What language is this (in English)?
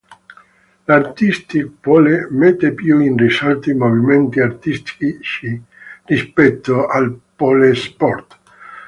Italian